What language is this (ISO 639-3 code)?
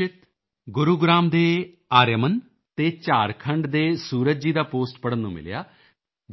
pan